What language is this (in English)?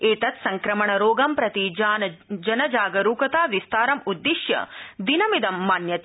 Sanskrit